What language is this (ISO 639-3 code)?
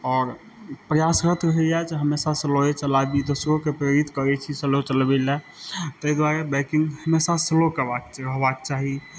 mai